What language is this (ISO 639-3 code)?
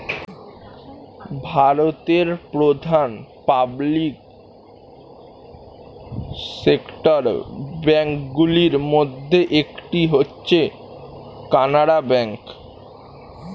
ben